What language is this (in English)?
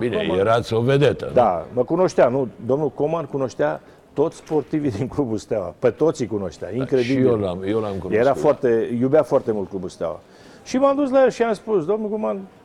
Romanian